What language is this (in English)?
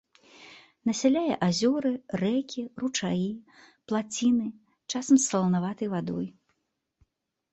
Belarusian